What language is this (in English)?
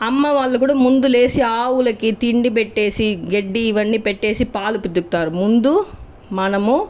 Telugu